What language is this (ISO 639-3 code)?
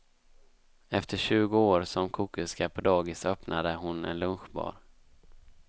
swe